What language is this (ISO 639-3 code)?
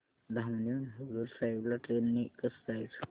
mar